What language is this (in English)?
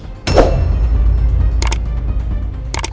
Indonesian